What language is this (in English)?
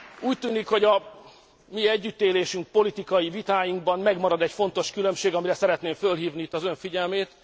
Hungarian